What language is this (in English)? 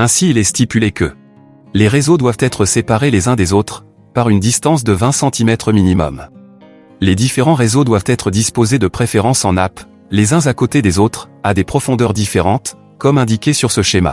French